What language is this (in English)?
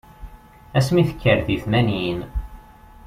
Kabyle